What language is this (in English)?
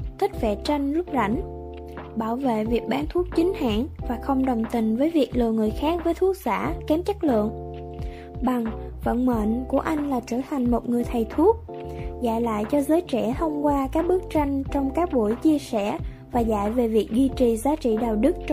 Vietnamese